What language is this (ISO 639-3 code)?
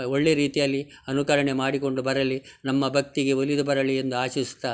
kan